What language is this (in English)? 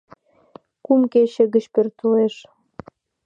Mari